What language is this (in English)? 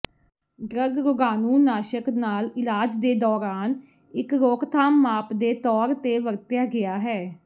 Punjabi